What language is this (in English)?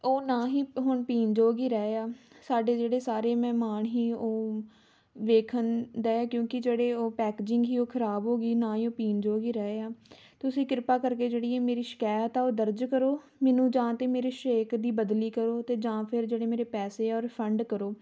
Punjabi